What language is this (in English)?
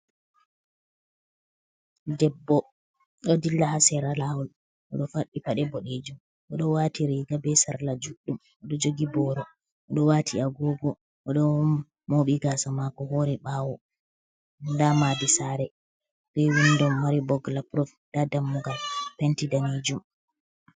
Fula